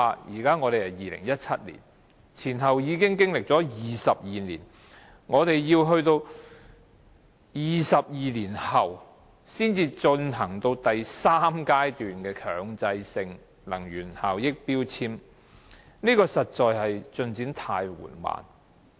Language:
Cantonese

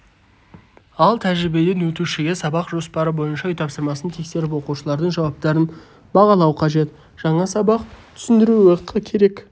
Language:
Kazakh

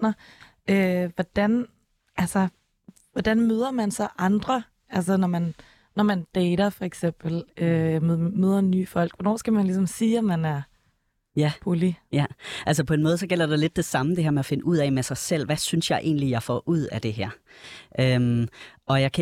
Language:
Danish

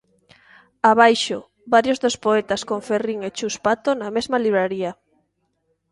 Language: Galician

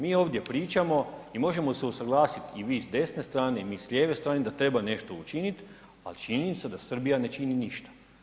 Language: Croatian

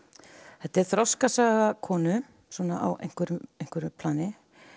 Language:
Icelandic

